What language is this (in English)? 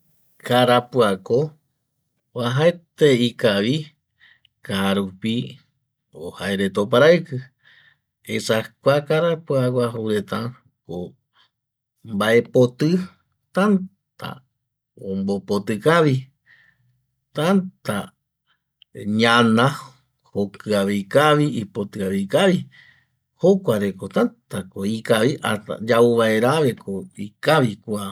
Eastern Bolivian Guaraní